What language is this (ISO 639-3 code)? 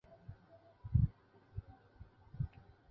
zho